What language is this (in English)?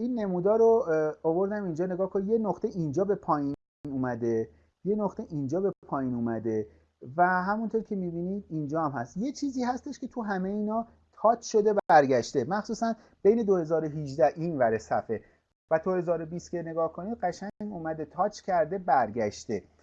Persian